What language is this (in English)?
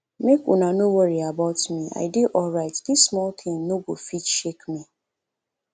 Nigerian Pidgin